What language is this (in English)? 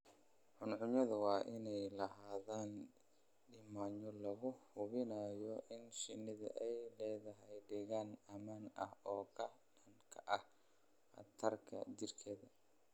Somali